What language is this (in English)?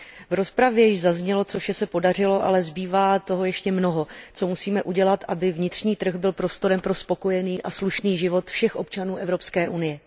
Czech